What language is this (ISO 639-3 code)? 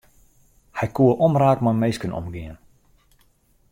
fry